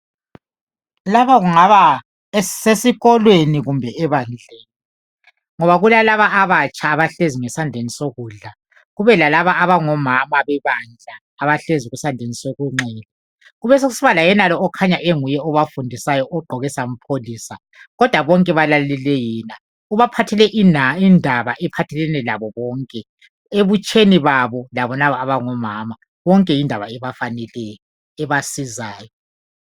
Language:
North Ndebele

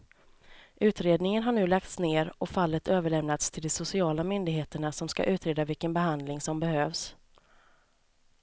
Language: Swedish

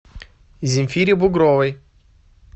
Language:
Russian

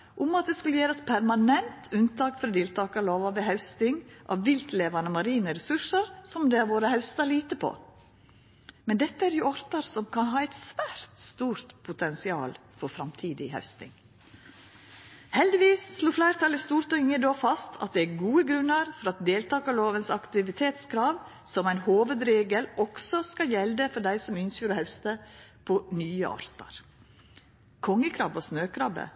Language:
Norwegian Nynorsk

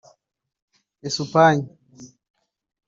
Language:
Kinyarwanda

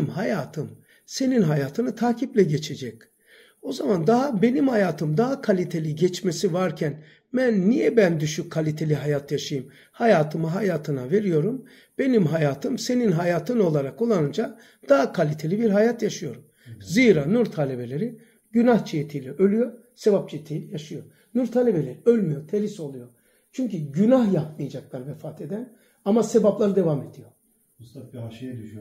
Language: Turkish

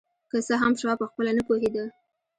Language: Pashto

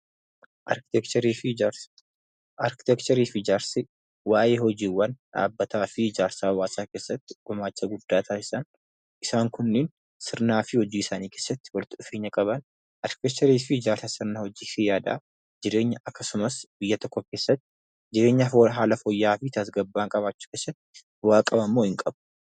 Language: Oromo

